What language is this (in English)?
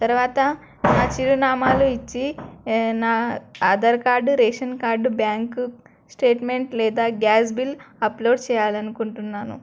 Telugu